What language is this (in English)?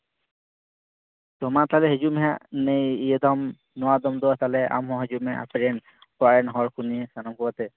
Santali